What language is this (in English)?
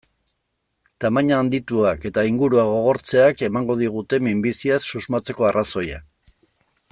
Basque